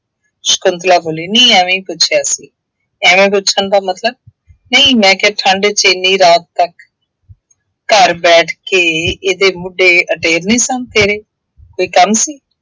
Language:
Punjabi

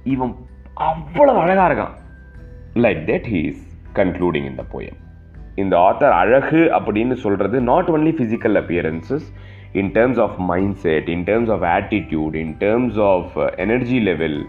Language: Tamil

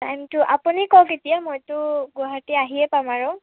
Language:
Assamese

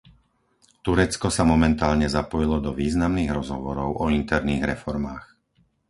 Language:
Slovak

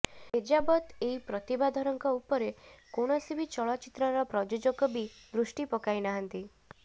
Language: Odia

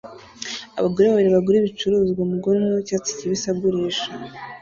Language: Kinyarwanda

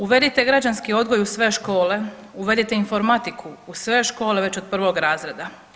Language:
Croatian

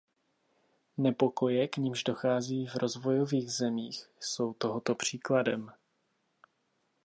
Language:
Czech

